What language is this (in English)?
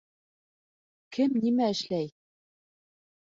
Bashkir